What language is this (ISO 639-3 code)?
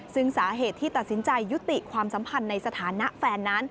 tha